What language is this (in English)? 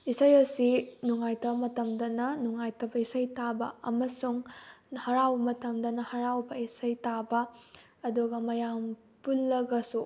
Manipuri